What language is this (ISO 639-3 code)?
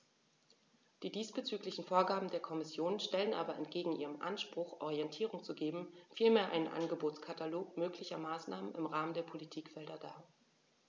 deu